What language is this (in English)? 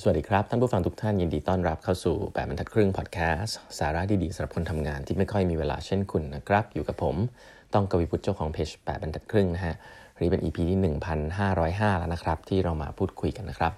Thai